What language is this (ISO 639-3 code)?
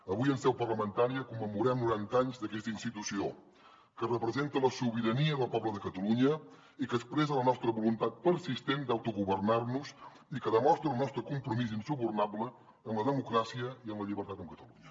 cat